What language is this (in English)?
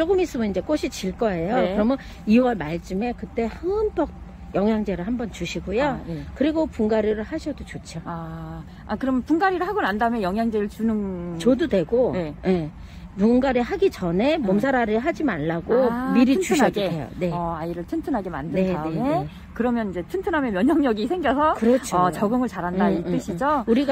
Korean